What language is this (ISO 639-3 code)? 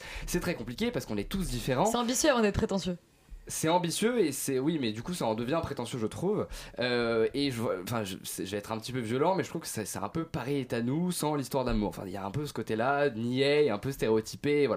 fra